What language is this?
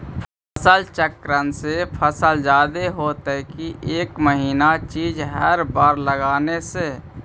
Magahi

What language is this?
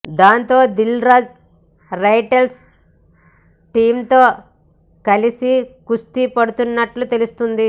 Telugu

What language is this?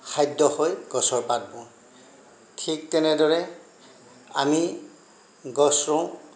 Assamese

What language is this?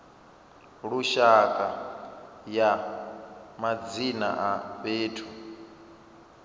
Venda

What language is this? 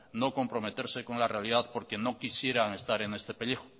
Spanish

